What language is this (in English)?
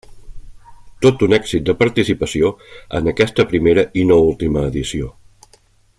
Catalan